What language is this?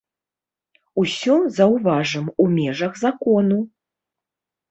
Belarusian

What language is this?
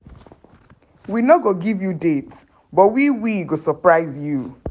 Nigerian Pidgin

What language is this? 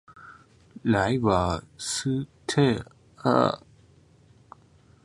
Chinese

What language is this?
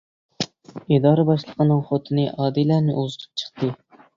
Uyghur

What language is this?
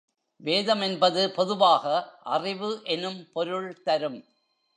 Tamil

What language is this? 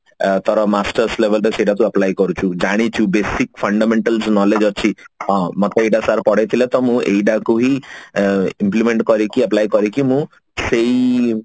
Odia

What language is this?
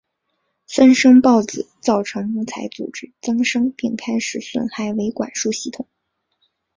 Chinese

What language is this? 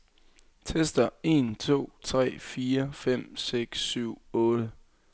Danish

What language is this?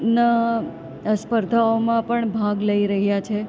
Gujarati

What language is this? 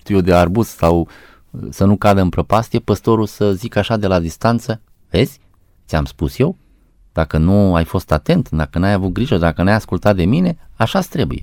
Romanian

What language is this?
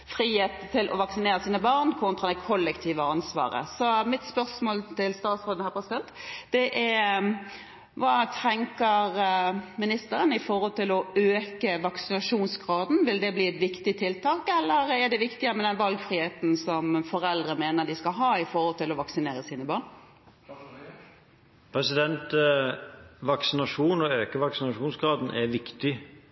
Norwegian Bokmål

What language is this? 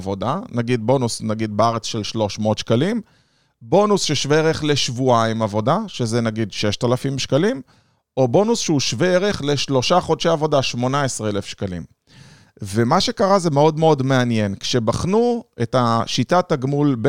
Hebrew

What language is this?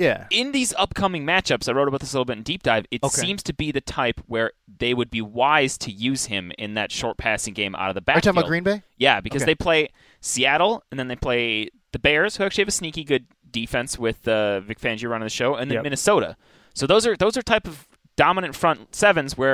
English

